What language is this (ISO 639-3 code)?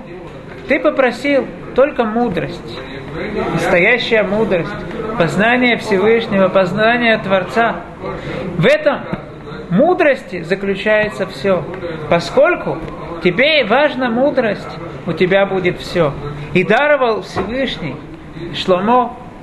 rus